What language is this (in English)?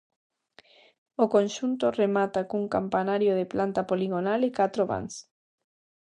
Galician